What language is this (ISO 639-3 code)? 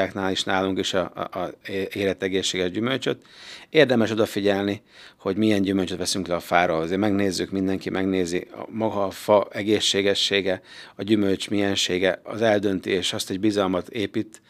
hun